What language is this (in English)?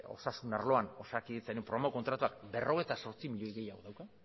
Basque